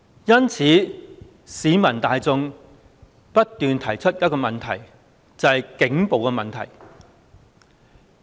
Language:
Cantonese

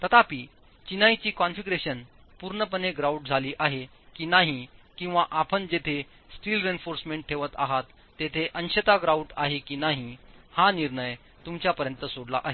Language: Marathi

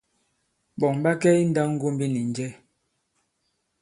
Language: Bankon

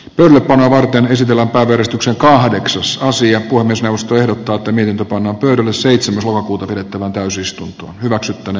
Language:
Finnish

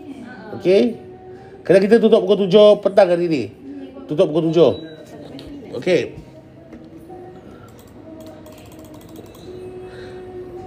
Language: Malay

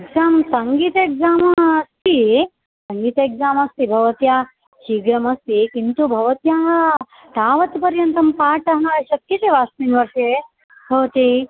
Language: Sanskrit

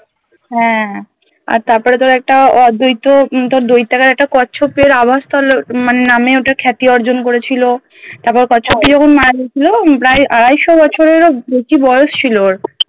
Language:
Bangla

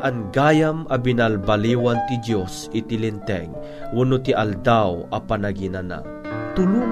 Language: Filipino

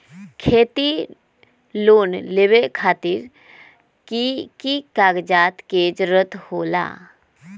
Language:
Magahi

